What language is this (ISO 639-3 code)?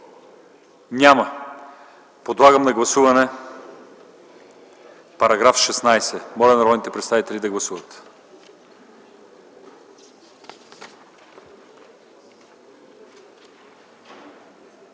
bul